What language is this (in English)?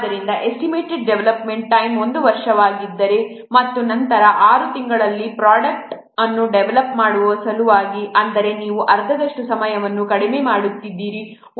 Kannada